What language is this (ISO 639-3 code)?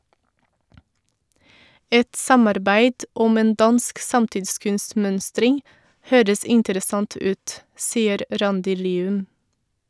nor